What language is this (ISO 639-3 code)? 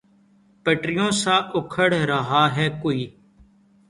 urd